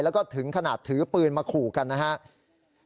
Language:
Thai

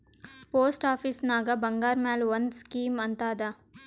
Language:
Kannada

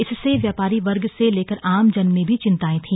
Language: Hindi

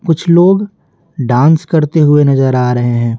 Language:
Hindi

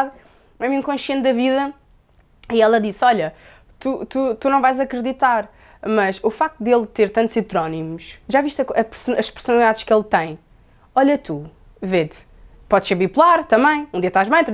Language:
Portuguese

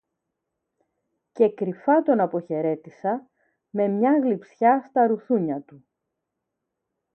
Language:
Greek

